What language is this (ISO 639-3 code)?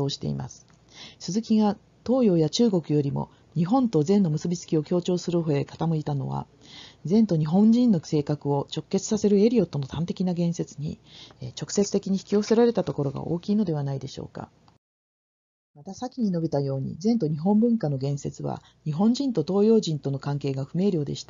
jpn